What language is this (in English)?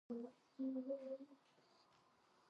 Georgian